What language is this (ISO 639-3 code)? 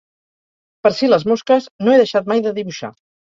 cat